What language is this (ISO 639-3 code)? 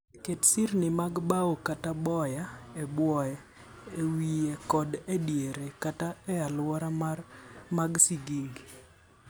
luo